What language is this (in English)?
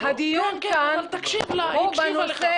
Hebrew